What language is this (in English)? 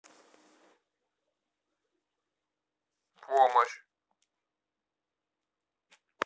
Russian